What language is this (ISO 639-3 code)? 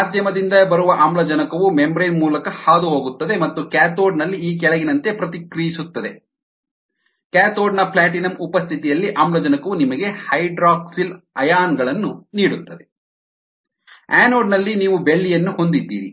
kan